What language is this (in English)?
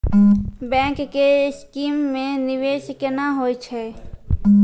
Maithili